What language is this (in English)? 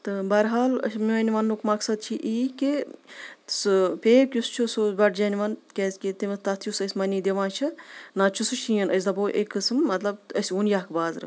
Kashmiri